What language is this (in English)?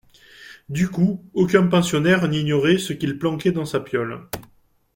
French